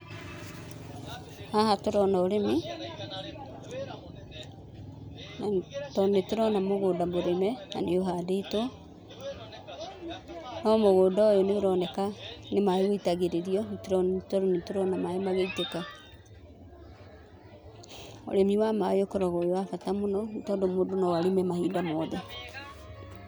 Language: Kikuyu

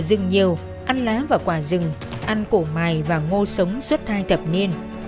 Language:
Vietnamese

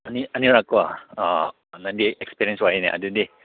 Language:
Manipuri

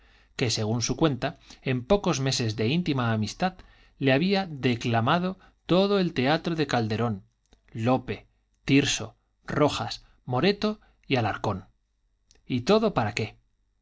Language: Spanish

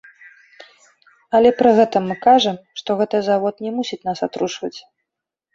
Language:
Belarusian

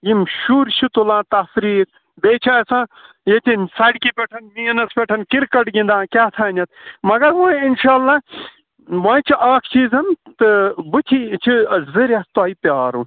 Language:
Kashmiri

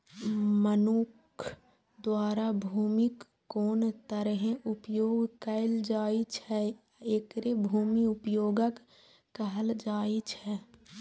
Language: Maithili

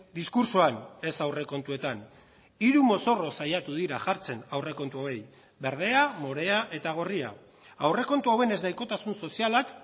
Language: Basque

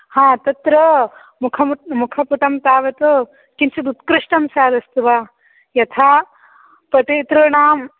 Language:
Sanskrit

